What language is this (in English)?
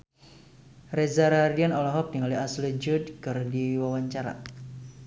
Sundanese